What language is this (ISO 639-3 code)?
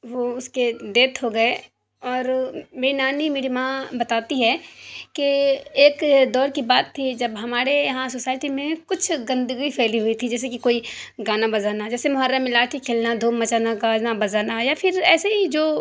urd